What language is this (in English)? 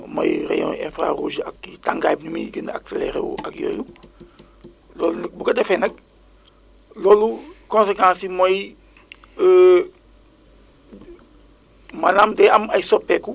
Wolof